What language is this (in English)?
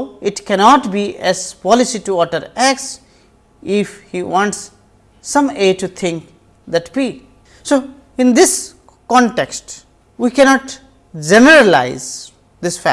English